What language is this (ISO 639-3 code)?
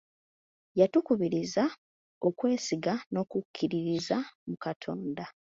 lug